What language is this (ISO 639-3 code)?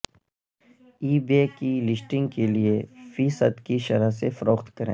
urd